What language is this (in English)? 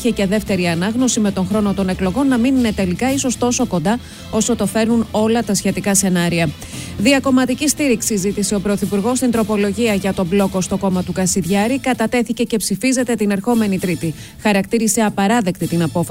Greek